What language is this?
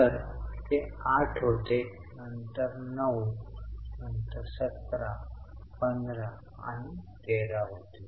Marathi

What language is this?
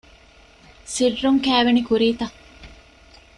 Divehi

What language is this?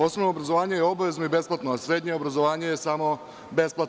Serbian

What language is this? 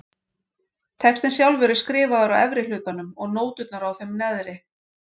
Icelandic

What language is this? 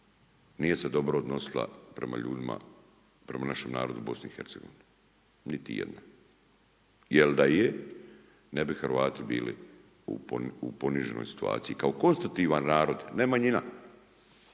Croatian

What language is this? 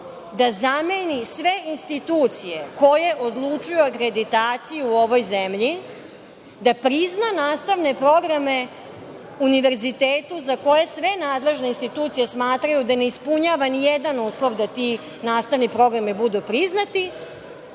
Serbian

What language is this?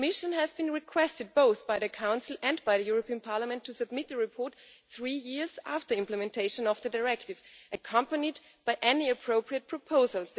English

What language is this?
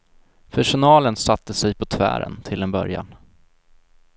Swedish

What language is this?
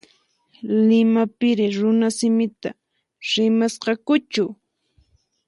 Puno Quechua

